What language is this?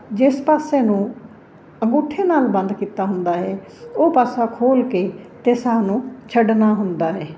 Punjabi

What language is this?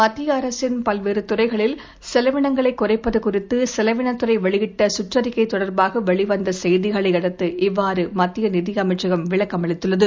Tamil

